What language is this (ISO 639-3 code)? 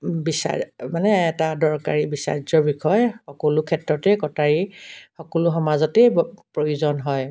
asm